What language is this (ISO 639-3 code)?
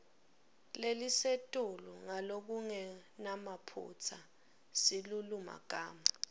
ssw